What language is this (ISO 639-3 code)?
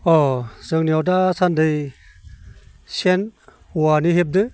brx